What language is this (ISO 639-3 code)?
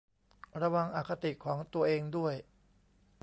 tha